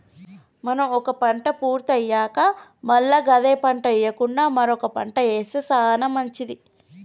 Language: Telugu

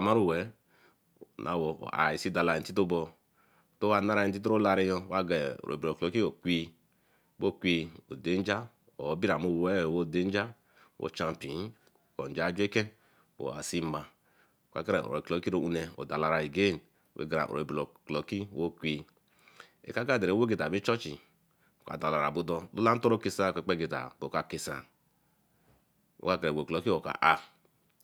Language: Eleme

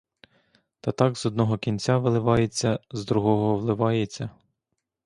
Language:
Ukrainian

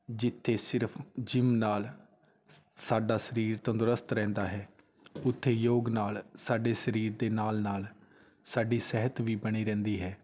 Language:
Punjabi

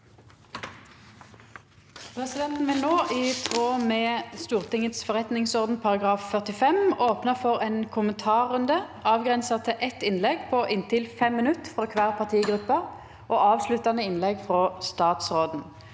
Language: Norwegian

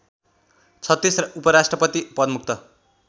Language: Nepali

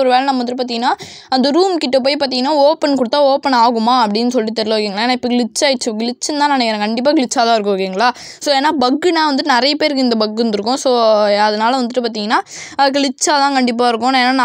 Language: Romanian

